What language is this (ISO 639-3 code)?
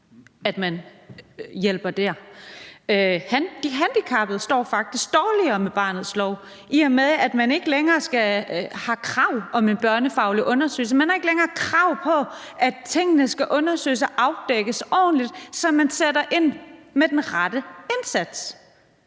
dan